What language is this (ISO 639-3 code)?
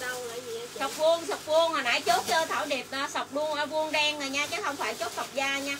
vie